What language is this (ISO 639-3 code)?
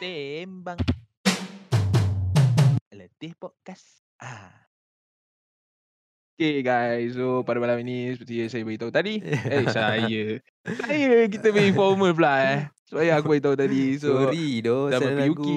msa